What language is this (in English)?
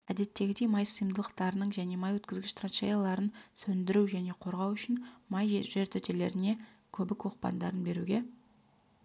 Kazakh